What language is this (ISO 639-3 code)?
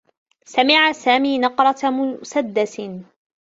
ara